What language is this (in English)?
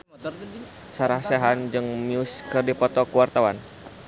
Sundanese